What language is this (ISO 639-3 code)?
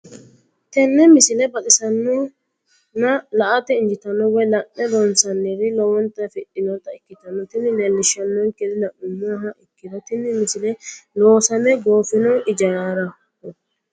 sid